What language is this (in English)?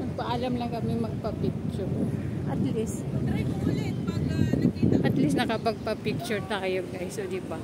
Filipino